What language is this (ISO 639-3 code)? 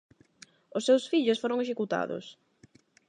glg